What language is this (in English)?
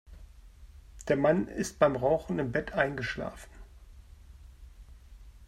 German